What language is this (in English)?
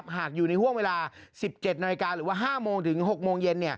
Thai